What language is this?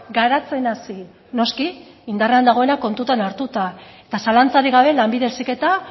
Basque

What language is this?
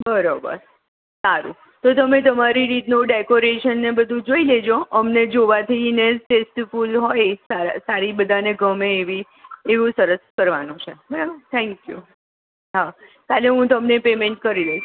Gujarati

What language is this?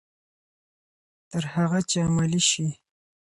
Pashto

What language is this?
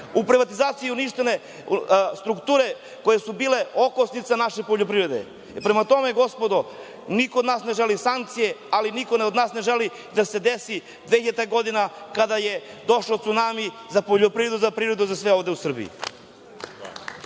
Serbian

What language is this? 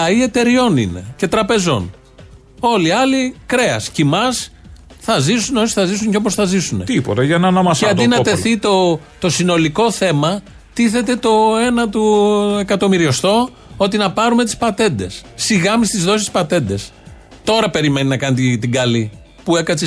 Greek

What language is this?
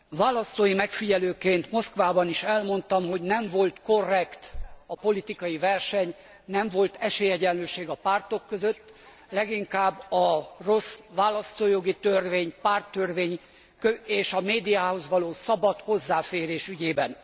Hungarian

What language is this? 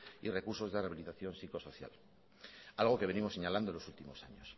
Spanish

